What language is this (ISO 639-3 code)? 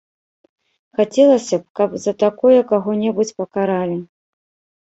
bel